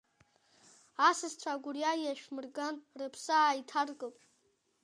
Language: Abkhazian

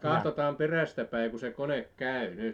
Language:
Finnish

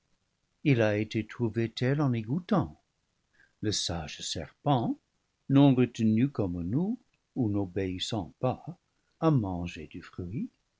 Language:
French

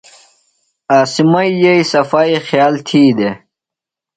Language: Phalura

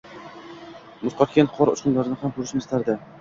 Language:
Uzbek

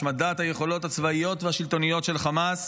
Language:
Hebrew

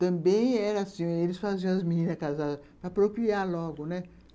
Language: Portuguese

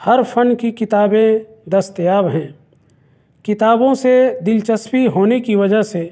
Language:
Urdu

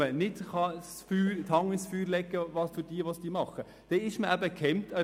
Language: Swiss German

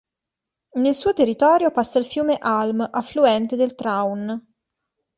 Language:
Italian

